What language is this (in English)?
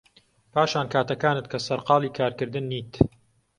Central Kurdish